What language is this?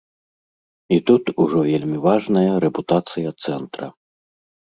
Belarusian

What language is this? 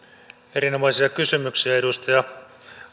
Finnish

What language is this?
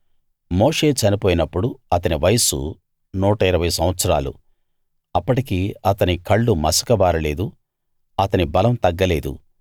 Telugu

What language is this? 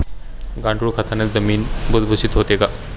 Marathi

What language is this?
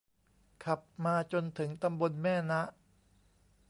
Thai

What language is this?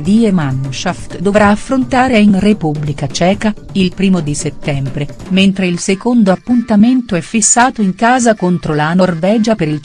Italian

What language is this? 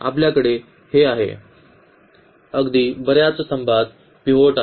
Marathi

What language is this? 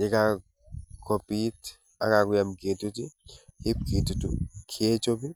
Kalenjin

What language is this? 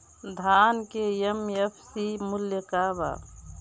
Bhojpuri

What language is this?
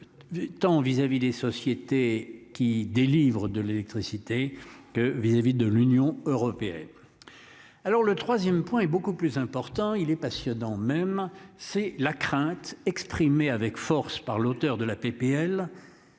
French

